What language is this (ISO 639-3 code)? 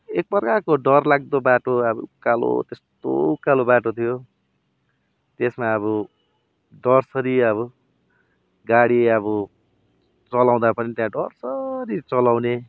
nep